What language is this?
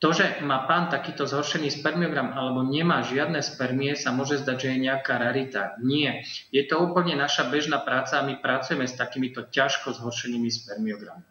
Slovak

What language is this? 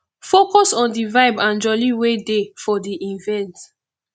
Nigerian Pidgin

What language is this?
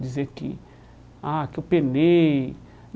Portuguese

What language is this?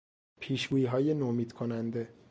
Persian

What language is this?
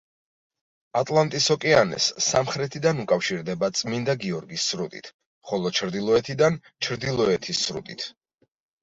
Georgian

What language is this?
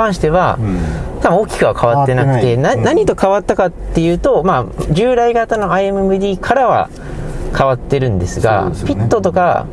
Japanese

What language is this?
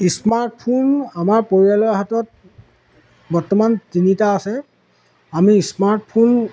Assamese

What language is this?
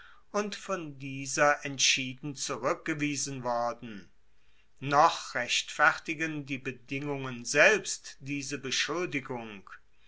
German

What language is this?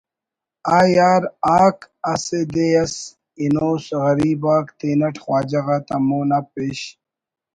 Brahui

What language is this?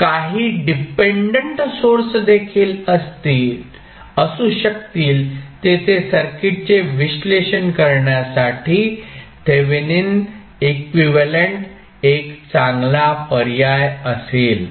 Marathi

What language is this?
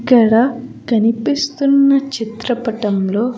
Telugu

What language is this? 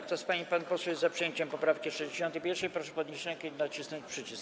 Polish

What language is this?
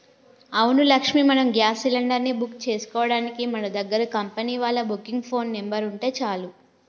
Telugu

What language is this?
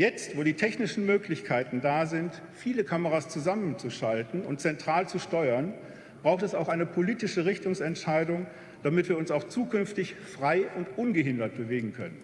German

